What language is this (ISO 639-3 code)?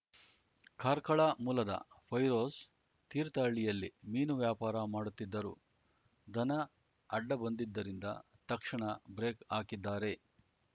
kan